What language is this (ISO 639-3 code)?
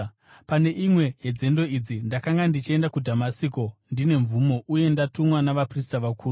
sna